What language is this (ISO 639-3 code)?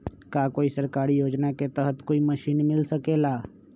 mag